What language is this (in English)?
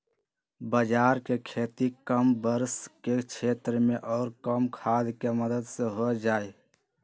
Magahi